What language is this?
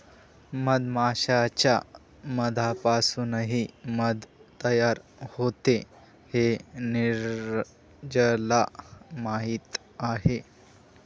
Marathi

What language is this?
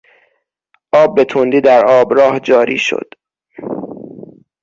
Persian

